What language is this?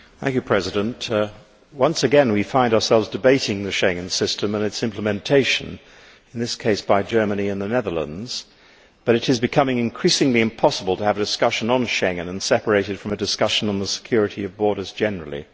English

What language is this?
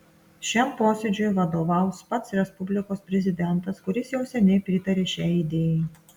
Lithuanian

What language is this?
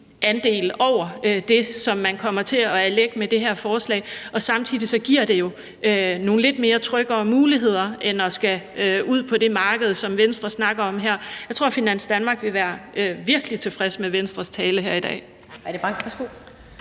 Danish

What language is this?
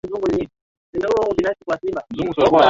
Swahili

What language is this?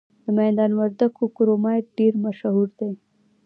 Pashto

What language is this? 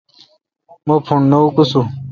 Kalkoti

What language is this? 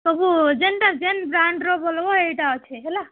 Odia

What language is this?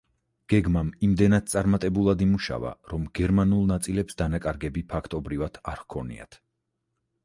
Georgian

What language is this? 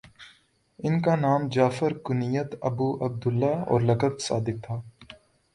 Urdu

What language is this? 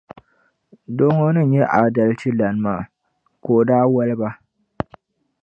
Dagbani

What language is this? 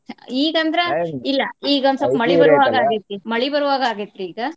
Kannada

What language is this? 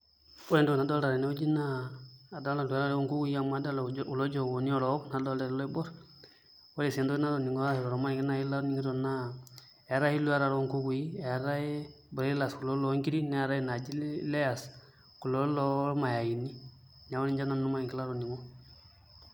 Masai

